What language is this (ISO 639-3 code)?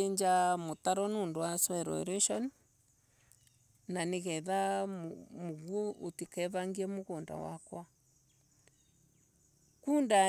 ebu